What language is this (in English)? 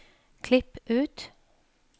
Norwegian